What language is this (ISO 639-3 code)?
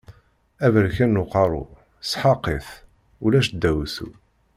kab